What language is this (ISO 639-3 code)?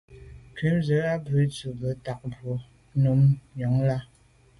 byv